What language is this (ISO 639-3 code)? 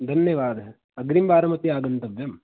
san